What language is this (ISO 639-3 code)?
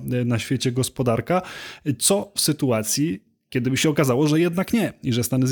pol